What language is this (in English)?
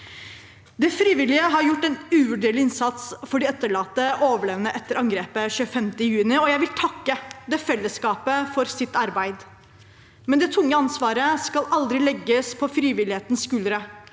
Norwegian